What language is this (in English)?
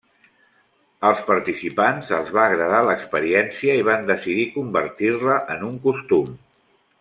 Catalan